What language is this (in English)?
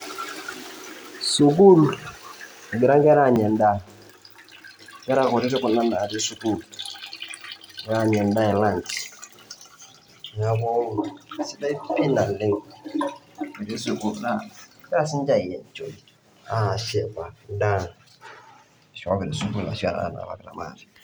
Masai